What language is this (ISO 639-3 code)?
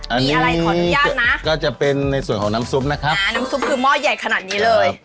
tha